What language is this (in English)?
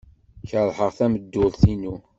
Kabyle